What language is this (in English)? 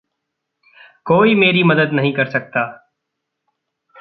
Hindi